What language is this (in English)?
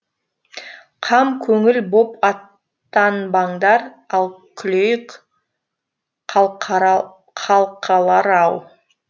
Kazakh